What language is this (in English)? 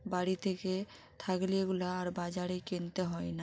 Bangla